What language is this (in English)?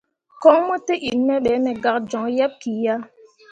Mundang